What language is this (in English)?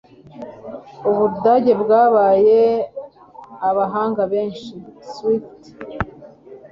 Kinyarwanda